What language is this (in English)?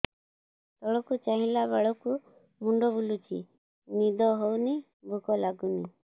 Odia